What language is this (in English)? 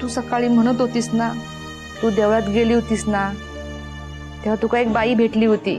Hindi